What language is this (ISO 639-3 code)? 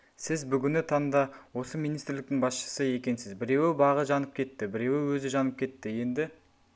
kaz